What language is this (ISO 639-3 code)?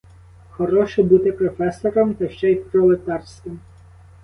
ukr